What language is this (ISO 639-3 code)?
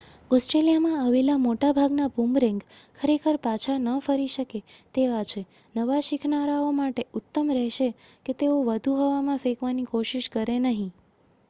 guj